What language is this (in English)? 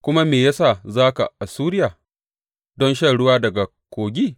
Hausa